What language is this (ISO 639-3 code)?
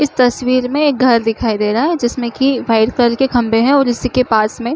hne